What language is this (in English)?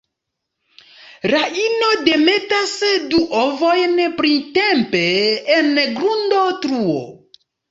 Esperanto